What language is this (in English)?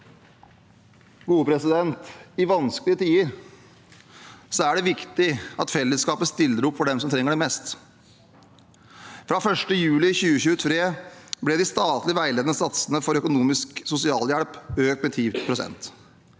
Norwegian